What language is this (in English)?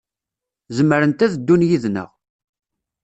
Kabyle